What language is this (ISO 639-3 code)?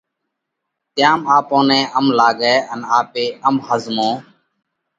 kvx